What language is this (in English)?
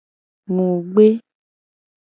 Gen